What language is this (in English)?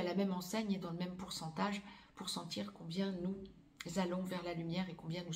French